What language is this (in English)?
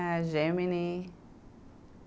Portuguese